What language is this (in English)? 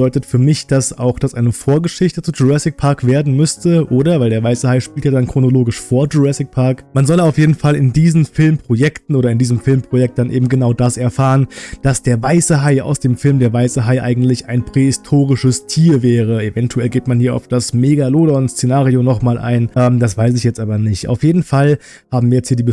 German